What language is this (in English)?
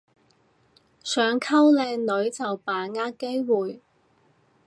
Cantonese